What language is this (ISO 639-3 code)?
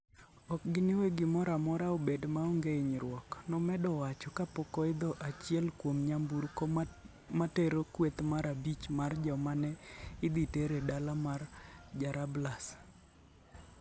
luo